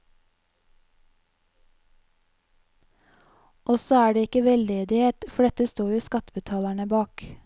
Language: Norwegian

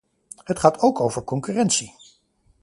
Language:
Dutch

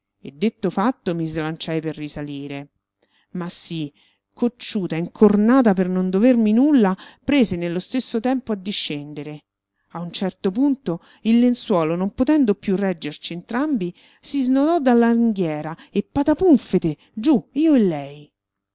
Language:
Italian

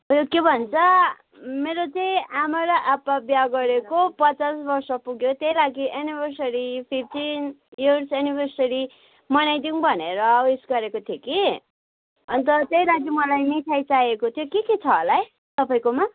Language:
Nepali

